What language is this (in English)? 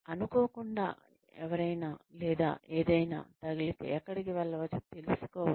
Telugu